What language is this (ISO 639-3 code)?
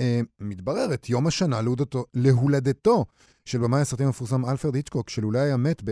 heb